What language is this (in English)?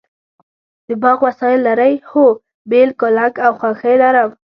Pashto